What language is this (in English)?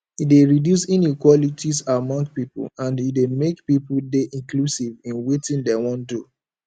Nigerian Pidgin